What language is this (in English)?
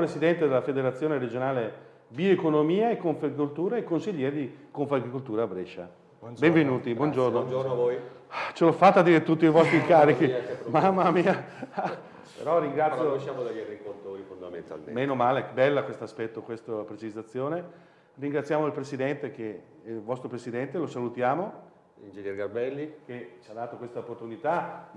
Italian